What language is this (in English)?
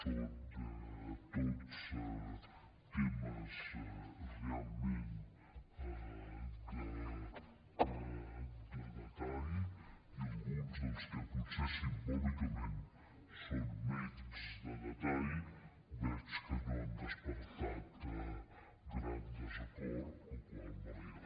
Catalan